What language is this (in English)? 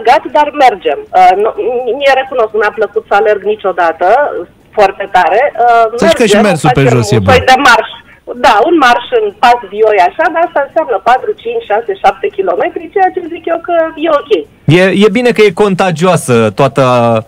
Romanian